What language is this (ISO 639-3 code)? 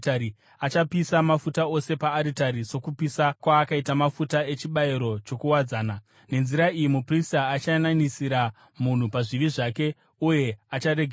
sna